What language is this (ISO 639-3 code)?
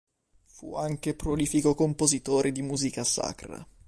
ita